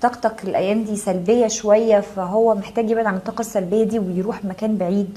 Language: Arabic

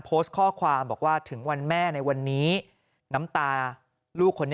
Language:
Thai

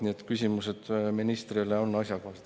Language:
Estonian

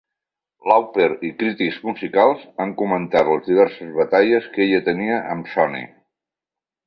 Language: Catalan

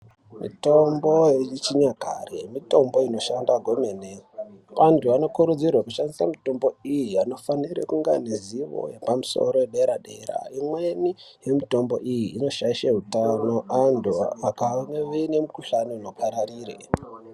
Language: Ndau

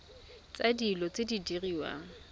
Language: Tswana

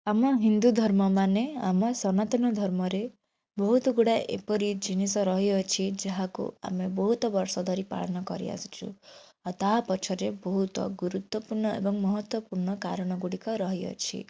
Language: Odia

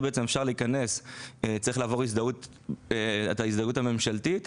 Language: Hebrew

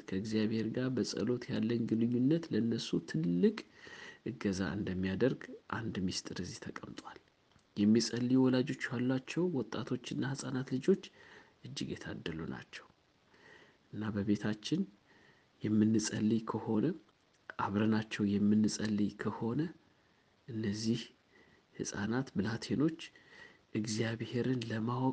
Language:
Amharic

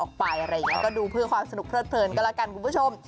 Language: Thai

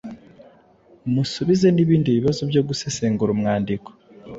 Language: Kinyarwanda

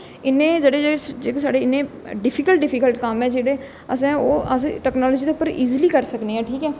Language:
Dogri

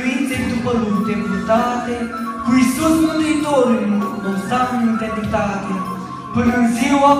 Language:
Romanian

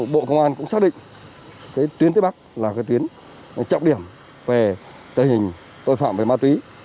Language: Vietnamese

